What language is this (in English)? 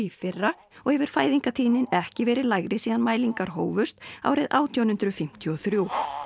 Icelandic